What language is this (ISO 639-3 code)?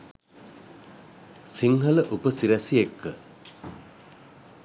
sin